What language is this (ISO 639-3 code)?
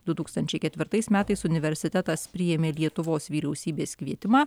lit